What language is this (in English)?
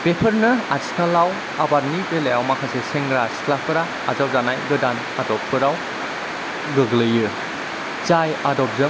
Bodo